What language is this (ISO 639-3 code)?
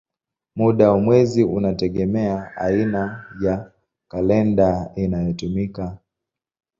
swa